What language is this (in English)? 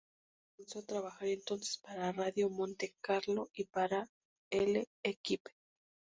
Spanish